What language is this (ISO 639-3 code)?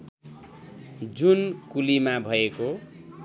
nep